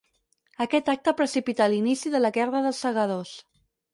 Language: Catalan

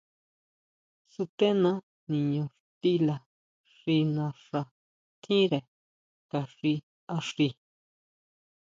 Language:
Huautla Mazatec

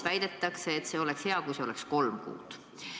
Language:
Estonian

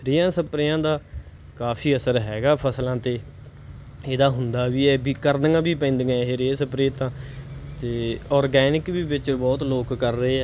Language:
Punjabi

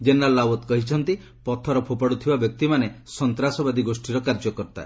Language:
Odia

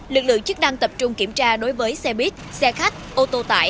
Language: Vietnamese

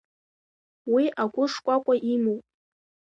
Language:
Abkhazian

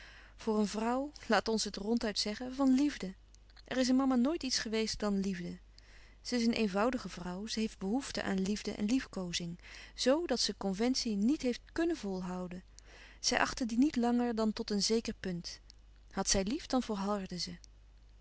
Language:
Dutch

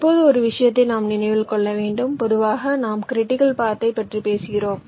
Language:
Tamil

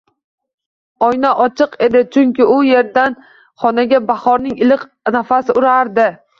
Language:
Uzbek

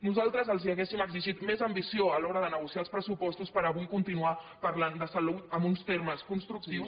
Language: Catalan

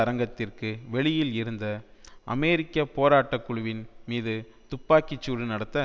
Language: Tamil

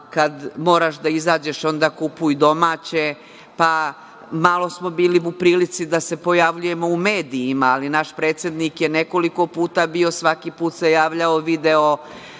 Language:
Serbian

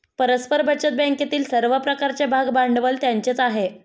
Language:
Marathi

